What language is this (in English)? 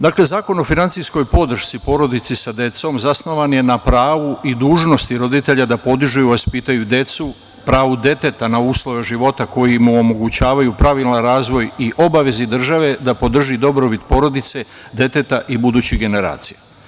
Serbian